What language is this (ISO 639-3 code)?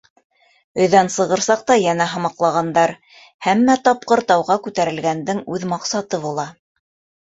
bak